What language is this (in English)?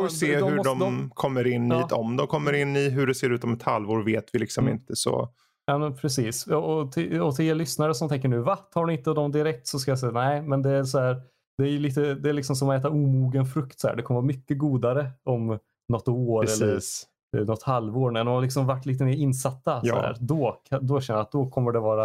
Swedish